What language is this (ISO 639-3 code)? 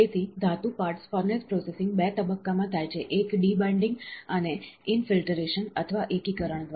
guj